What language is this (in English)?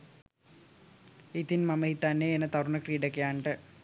Sinhala